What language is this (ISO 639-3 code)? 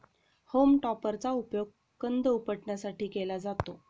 mar